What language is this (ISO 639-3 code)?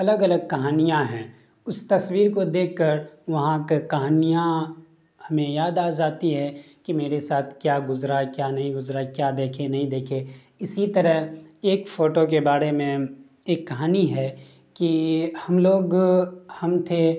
urd